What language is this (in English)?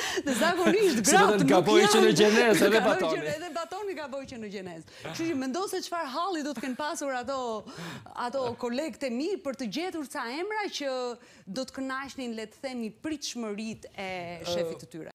Romanian